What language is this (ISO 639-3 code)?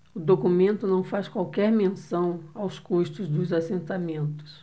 por